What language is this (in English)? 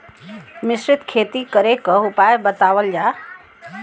Bhojpuri